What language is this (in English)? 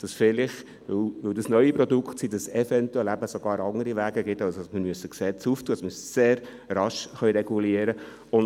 Swiss German